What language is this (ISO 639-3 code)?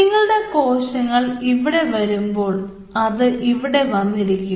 mal